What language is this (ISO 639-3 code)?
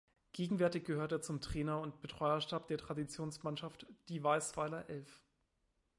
deu